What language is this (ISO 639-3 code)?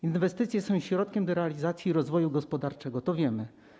pol